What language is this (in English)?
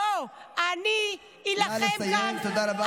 Hebrew